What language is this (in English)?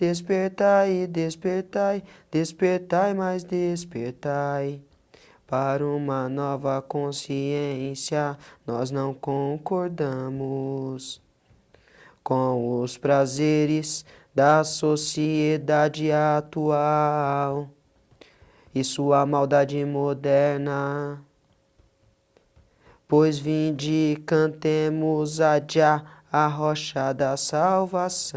Portuguese